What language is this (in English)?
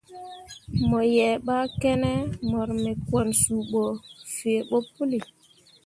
Mundang